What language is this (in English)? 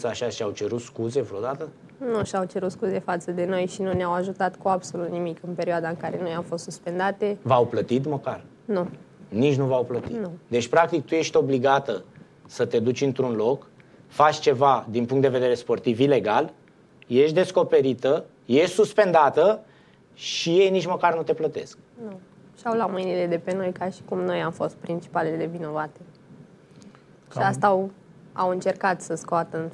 Romanian